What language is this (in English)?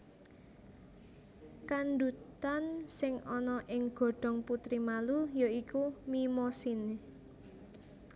Javanese